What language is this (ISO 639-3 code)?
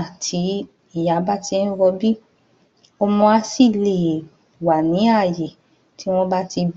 yor